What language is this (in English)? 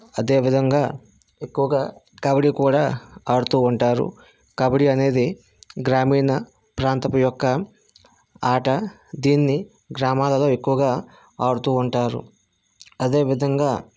Telugu